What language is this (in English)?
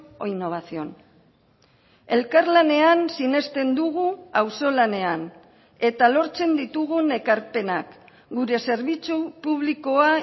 Basque